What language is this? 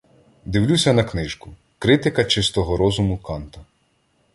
Ukrainian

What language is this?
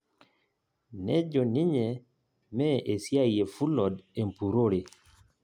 Masai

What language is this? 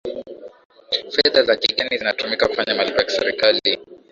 Swahili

